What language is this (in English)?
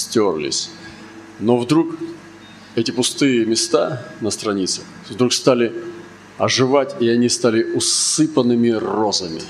Russian